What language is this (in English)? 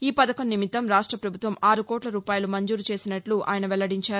Telugu